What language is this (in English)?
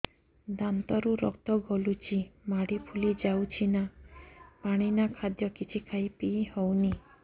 Odia